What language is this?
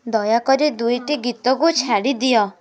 Odia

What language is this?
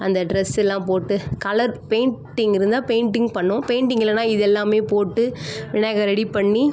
Tamil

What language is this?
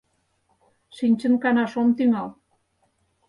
Mari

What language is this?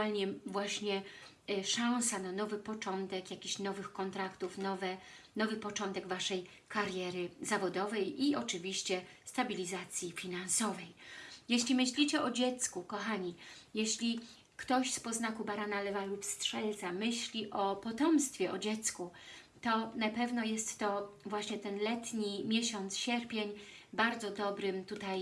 Polish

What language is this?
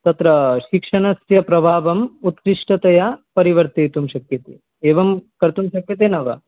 Sanskrit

